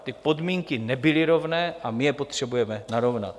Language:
Czech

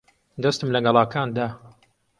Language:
Central Kurdish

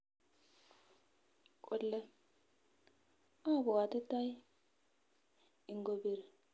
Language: Kalenjin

